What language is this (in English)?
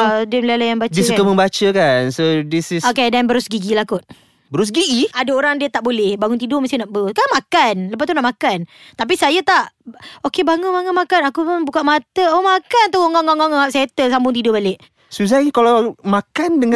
Malay